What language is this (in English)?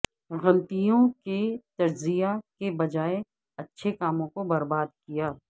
Urdu